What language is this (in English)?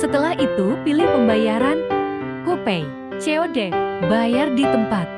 Indonesian